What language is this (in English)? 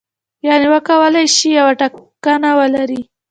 Pashto